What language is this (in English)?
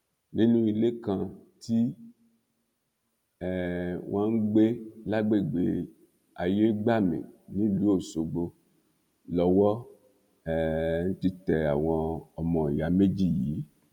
Yoruba